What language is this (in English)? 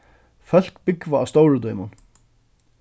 Faroese